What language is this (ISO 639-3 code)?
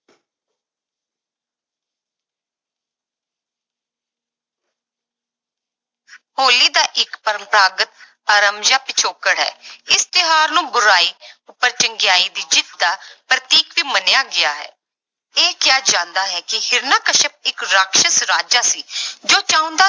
pan